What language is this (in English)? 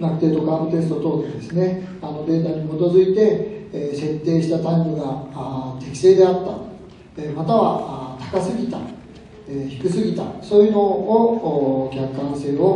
Japanese